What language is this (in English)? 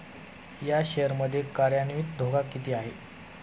Marathi